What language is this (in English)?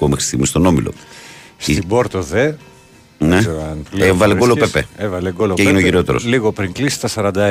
Greek